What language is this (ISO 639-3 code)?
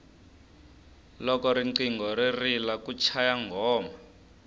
tso